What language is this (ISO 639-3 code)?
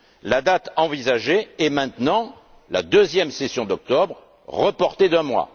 fra